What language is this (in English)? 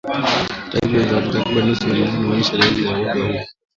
Swahili